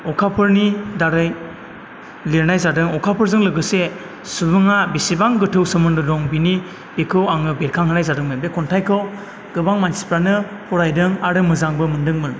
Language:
Bodo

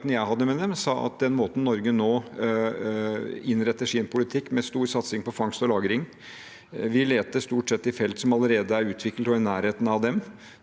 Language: Norwegian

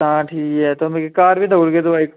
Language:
Dogri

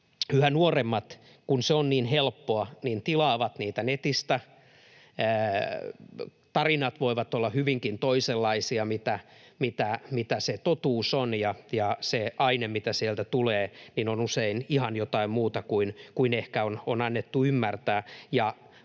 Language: Finnish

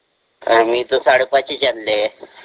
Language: Marathi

